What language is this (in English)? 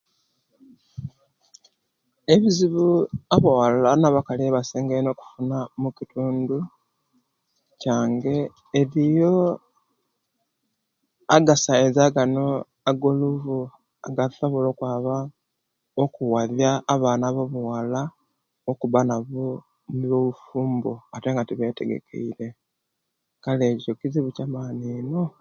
Kenyi